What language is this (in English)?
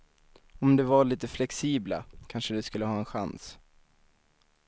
Swedish